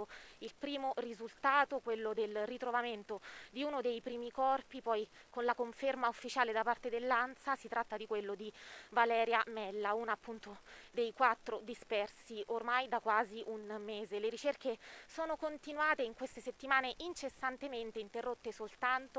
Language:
Italian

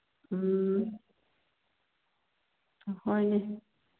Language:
Manipuri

